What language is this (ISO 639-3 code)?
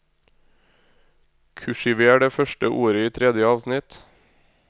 nor